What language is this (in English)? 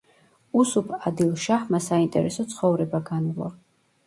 Georgian